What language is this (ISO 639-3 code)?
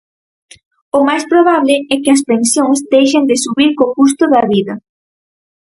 glg